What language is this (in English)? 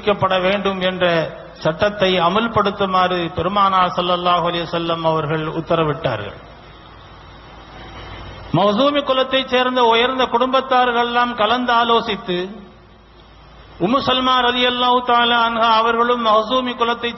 Arabic